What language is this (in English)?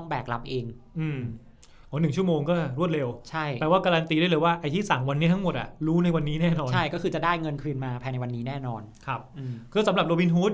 Thai